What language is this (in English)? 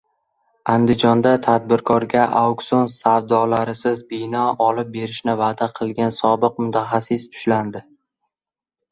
Uzbek